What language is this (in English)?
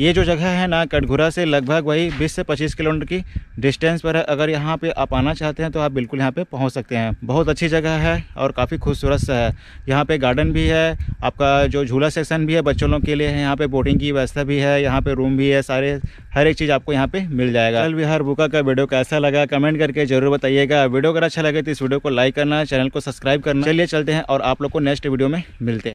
Hindi